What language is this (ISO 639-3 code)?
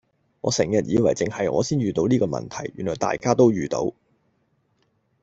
yue